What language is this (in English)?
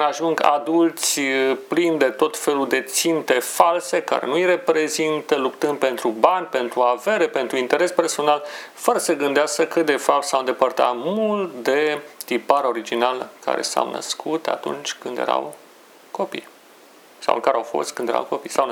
Romanian